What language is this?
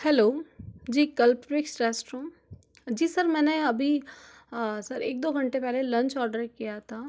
Hindi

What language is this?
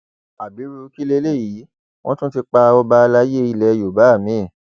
Yoruba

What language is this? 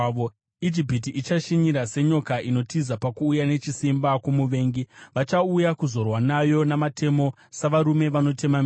Shona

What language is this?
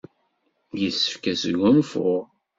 Kabyle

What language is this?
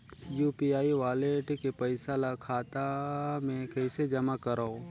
Chhattisgarhi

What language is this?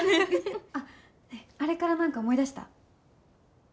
Japanese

